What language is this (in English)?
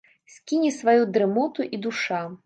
Belarusian